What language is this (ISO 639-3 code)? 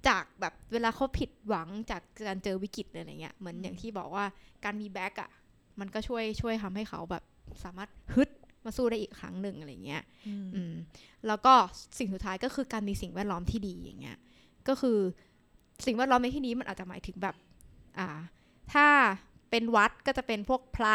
tha